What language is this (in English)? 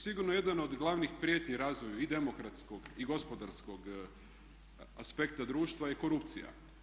Croatian